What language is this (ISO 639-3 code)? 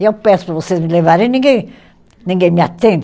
por